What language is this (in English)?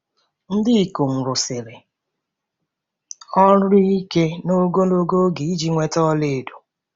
Igbo